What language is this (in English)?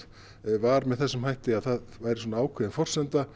Icelandic